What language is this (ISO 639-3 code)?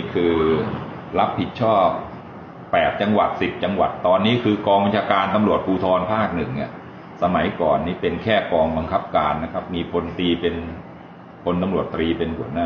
tha